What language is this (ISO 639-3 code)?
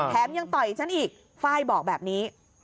tha